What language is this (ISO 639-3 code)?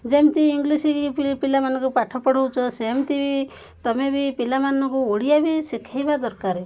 ori